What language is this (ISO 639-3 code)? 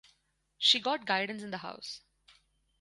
eng